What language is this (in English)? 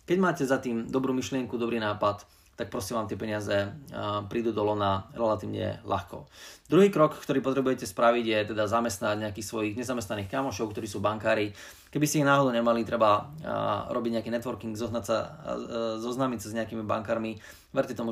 Slovak